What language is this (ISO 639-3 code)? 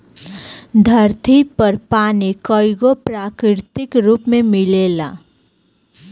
bho